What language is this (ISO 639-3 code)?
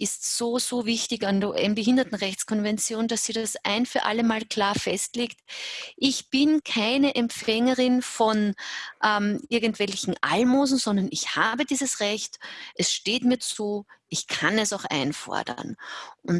deu